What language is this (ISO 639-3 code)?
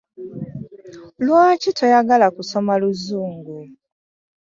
lug